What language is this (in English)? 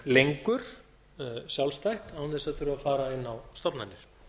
Icelandic